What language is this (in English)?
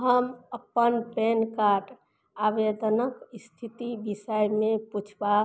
Maithili